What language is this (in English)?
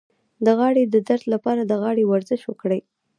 Pashto